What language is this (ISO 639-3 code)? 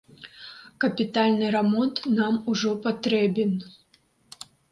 bel